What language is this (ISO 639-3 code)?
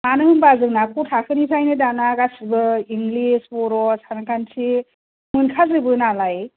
brx